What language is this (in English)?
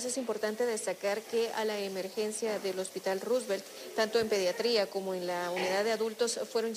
Spanish